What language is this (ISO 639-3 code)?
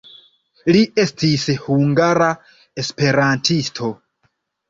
epo